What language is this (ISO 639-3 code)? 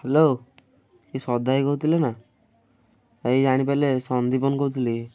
ori